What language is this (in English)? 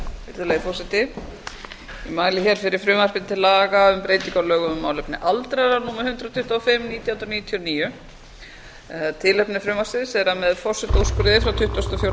Icelandic